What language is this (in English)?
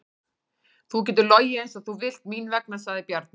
Icelandic